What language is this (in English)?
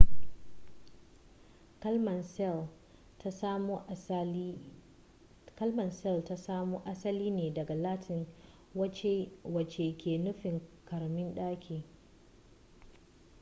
Hausa